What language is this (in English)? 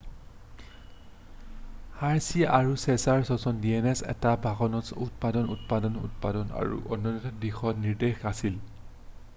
Assamese